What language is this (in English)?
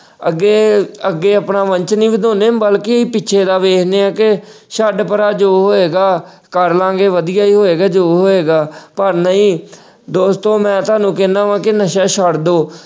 Punjabi